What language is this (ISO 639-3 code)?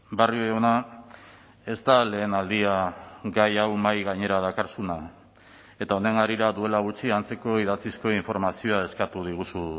eus